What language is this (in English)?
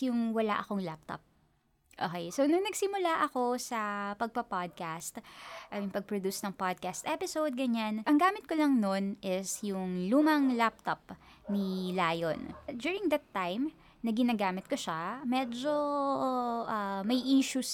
Filipino